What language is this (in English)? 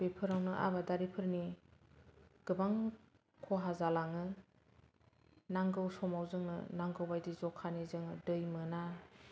Bodo